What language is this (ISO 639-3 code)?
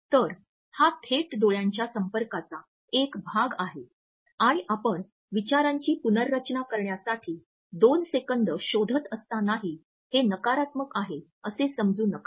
mar